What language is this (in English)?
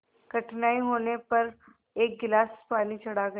Hindi